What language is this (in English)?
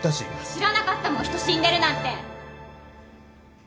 Japanese